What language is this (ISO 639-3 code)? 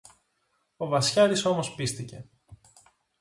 ell